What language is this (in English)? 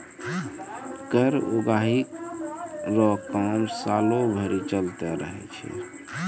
Maithili